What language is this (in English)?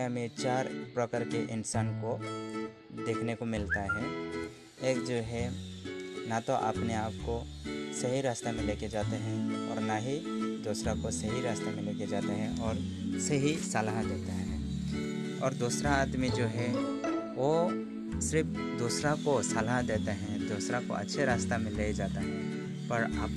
Hindi